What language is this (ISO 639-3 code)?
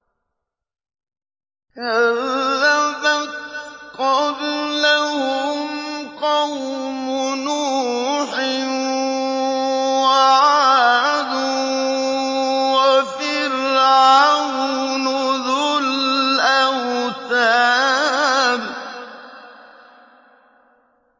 ara